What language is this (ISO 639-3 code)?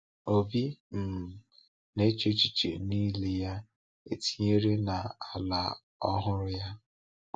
ibo